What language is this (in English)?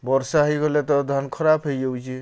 Odia